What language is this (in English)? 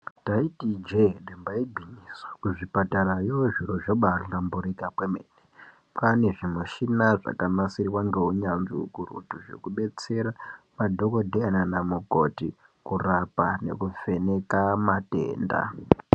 Ndau